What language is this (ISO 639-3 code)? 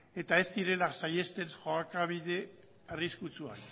eus